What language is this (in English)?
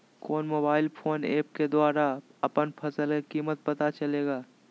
Magahi